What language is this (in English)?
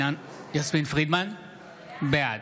Hebrew